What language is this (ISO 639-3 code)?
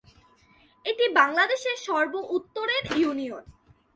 ben